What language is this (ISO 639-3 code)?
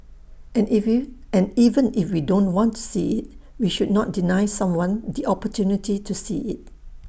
eng